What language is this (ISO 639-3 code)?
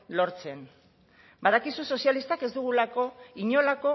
eus